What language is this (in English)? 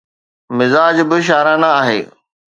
Sindhi